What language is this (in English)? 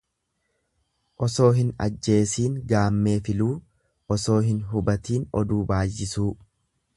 Oromo